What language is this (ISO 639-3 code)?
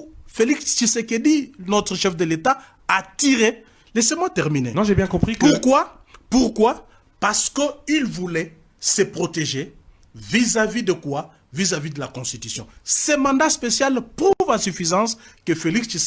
fra